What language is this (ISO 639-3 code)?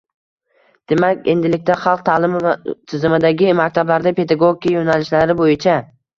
uzb